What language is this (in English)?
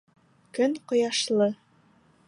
Bashkir